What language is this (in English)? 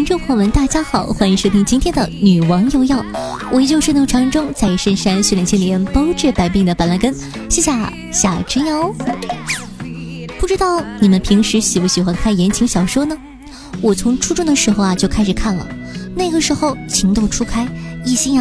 Chinese